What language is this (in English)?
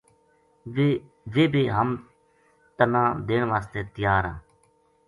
Gujari